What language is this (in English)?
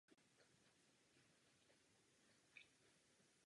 Czech